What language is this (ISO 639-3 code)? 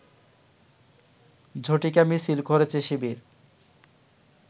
ben